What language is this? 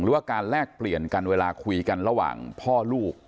Thai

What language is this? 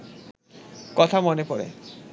Bangla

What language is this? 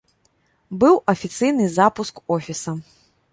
Belarusian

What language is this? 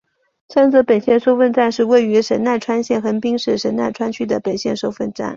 Chinese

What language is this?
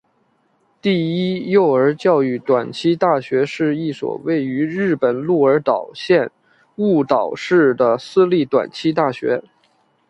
Chinese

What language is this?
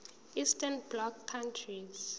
Zulu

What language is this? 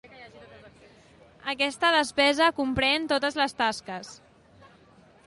Catalan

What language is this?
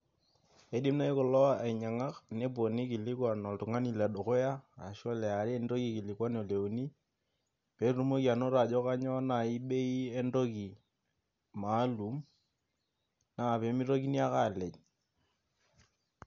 Masai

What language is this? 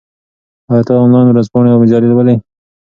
Pashto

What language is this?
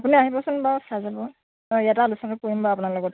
Assamese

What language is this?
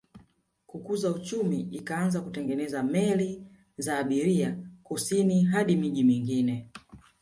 Swahili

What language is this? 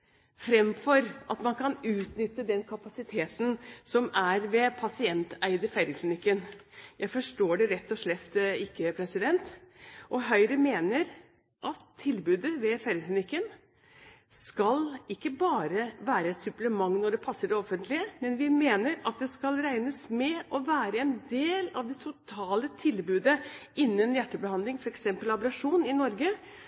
Norwegian Bokmål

